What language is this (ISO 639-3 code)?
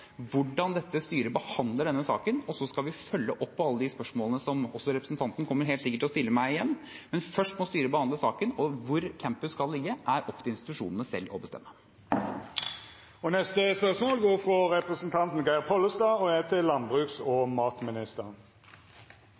nor